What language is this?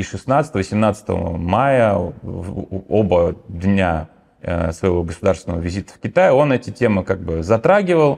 Russian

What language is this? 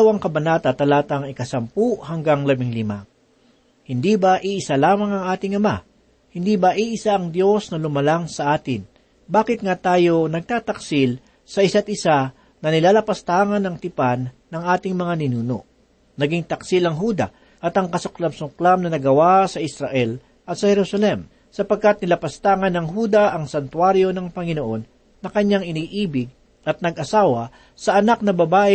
Filipino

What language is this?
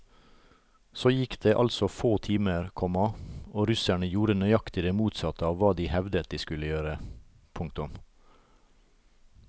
Norwegian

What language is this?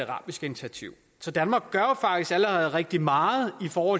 Danish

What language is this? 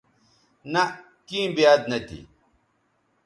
Bateri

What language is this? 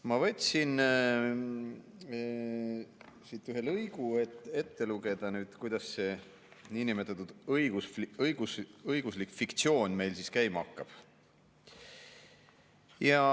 Estonian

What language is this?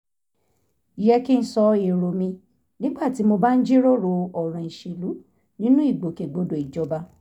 Yoruba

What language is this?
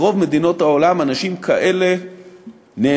Hebrew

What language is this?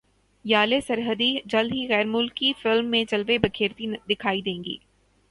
Urdu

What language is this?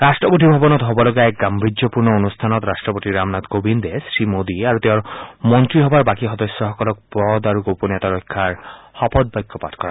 Assamese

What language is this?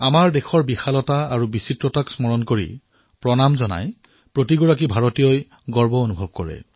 Assamese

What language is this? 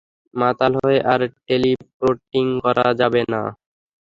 Bangla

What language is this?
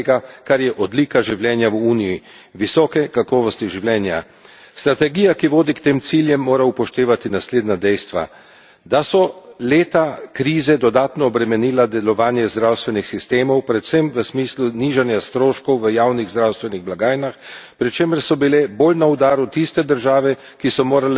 Slovenian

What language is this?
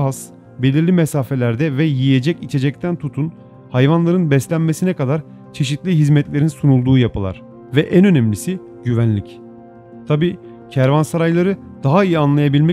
Turkish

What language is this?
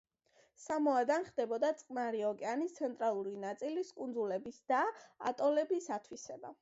Georgian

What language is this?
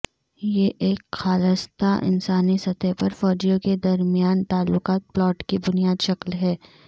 Urdu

